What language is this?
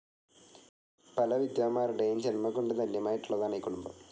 Malayalam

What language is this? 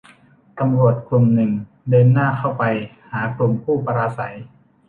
Thai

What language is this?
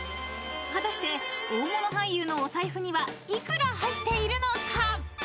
Japanese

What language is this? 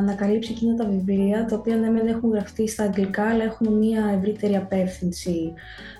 Greek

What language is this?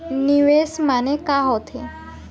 Chhattisgarhi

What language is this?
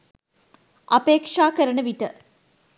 Sinhala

